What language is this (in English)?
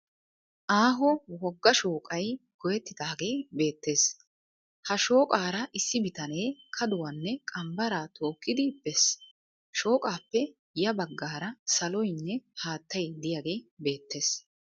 Wolaytta